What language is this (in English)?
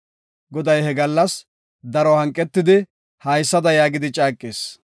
Gofa